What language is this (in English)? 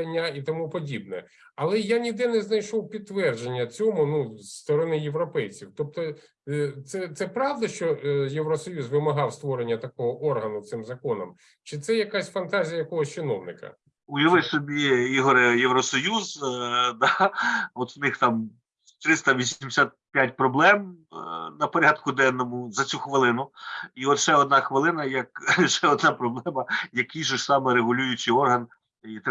Ukrainian